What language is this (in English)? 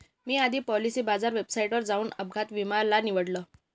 Marathi